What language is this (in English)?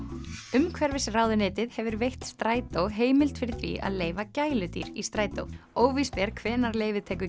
Icelandic